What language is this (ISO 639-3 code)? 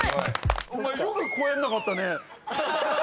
jpn